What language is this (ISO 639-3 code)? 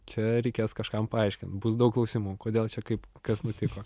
lit